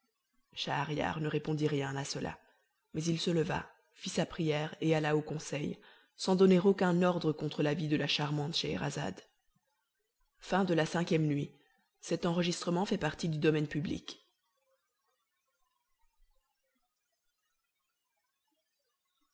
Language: French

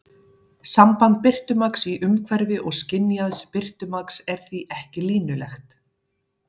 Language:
Icelandic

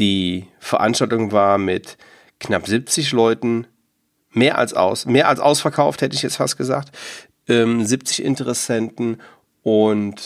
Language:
German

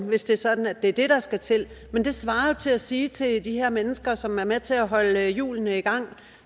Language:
Danish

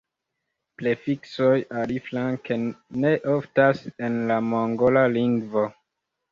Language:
Esperanto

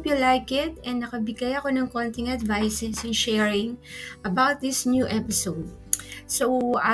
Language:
Filipino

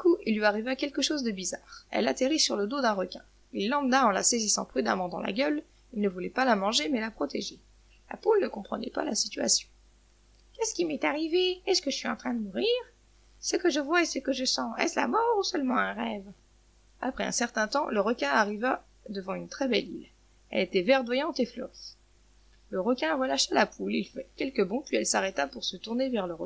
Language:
French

